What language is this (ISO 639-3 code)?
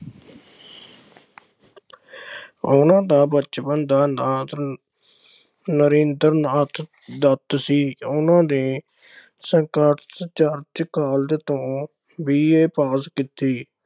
pan